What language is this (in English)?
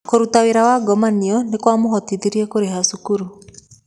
Kikuyu